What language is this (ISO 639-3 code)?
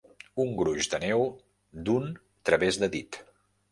cat